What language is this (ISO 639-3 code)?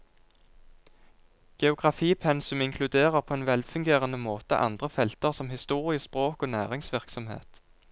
nor